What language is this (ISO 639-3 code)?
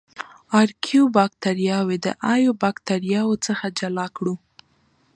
pus